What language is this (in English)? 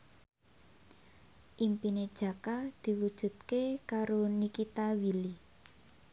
Javanese